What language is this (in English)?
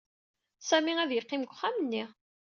Kabyle